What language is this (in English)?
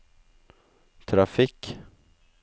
Norwegian